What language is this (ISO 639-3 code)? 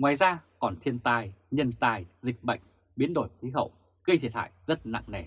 vie